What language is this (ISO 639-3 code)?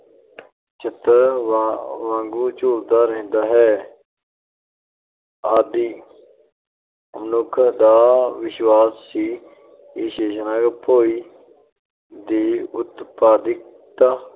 pan